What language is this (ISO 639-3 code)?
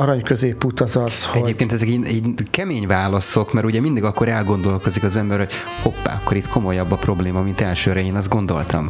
hun